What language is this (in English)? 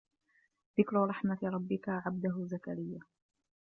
Arabic